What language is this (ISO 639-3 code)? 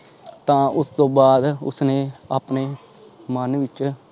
pan